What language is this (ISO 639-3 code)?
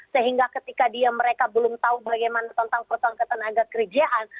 ind